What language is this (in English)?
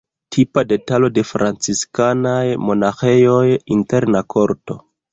Esperanto